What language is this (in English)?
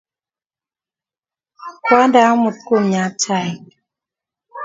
Kalenjin